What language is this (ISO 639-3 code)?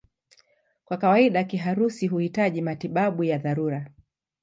swa